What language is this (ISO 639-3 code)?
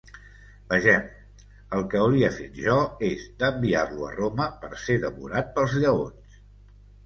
cat